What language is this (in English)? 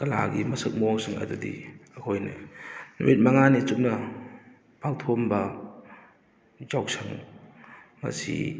Manipuri